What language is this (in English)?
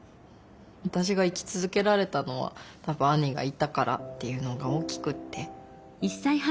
Japanese